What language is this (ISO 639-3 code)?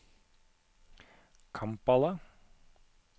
nor